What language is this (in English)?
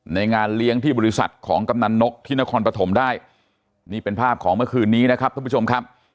Thai